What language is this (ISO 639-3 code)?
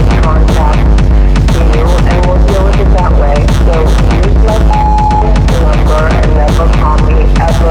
fra